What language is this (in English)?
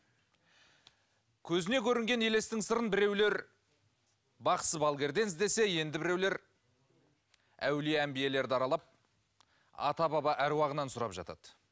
Kazakh